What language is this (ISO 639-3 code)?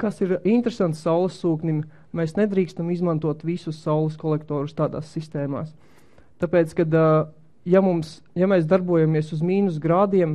lav